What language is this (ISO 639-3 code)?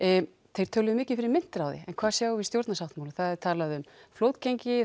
isl